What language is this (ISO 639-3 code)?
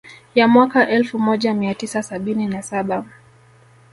swa